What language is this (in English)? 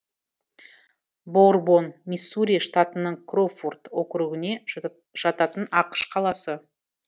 Kazakh